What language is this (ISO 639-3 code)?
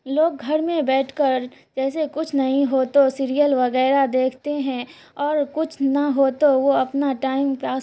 urd